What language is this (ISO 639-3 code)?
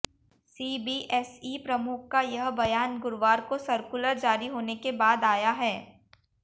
hin